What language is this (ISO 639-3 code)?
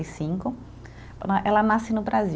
por